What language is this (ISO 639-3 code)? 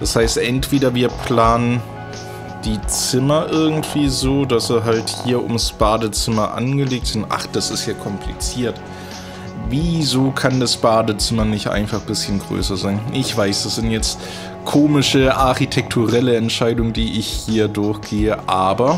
deu